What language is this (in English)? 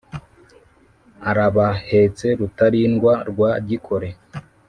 Kinyarwanda